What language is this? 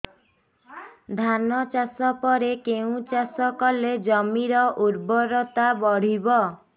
Odia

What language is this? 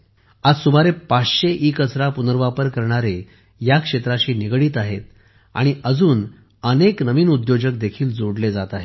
Marathi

